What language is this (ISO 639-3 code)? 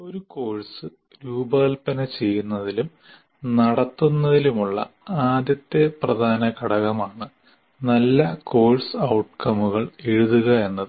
mal